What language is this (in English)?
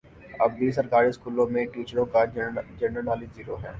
Urdu